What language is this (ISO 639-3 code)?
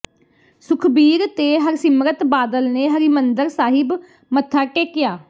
pan